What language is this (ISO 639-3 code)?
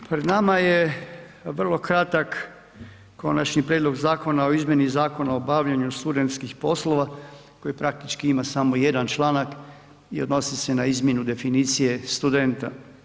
hrv